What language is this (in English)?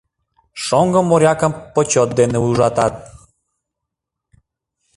Mari